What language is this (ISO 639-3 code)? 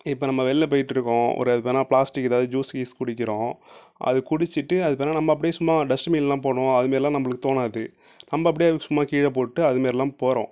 tam